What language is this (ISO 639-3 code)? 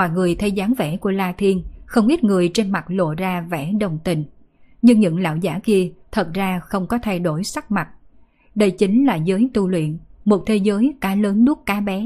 vie